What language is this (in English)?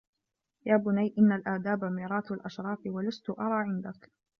Arabic